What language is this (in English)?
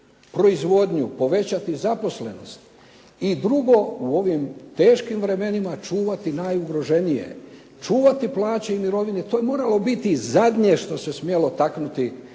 Croatian